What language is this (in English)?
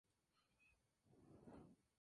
Spanish